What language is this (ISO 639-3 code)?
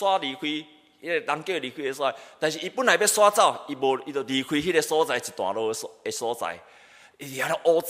zho